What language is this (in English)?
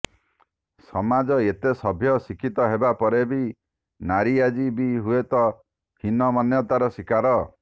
Odia